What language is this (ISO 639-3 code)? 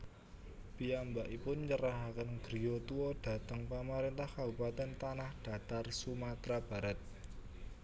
jav